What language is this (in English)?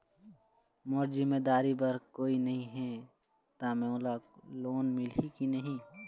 Chhattisgarhi